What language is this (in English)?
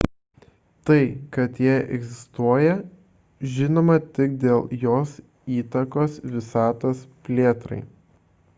Lithuanian